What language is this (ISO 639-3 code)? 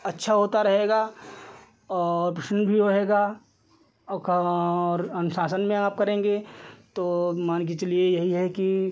hin